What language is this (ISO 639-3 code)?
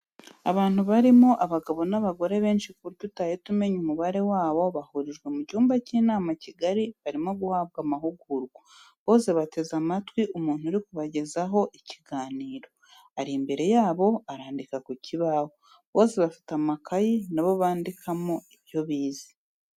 kin